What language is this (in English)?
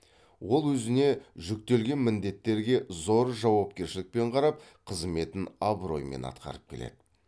Kazakh